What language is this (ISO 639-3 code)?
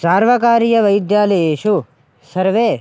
san